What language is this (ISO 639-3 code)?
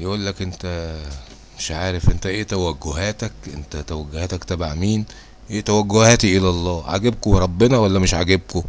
ara